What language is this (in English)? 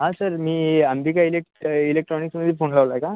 Marathi